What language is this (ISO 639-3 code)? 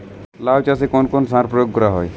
ben